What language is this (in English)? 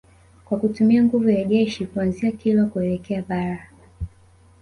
Swahili